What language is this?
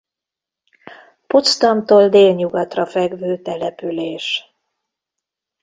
Hungarian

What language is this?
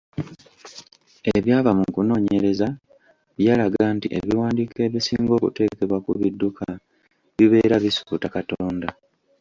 Ganda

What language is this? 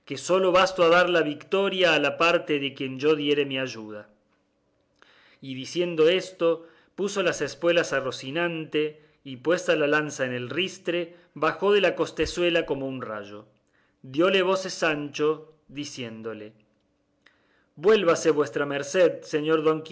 Spanish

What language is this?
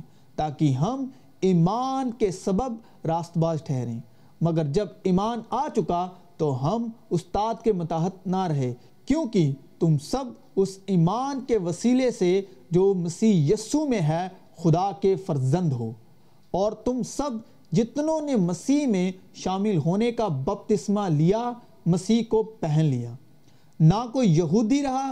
Urdu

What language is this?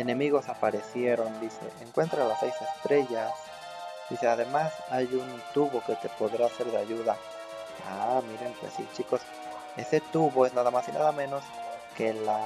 Spanish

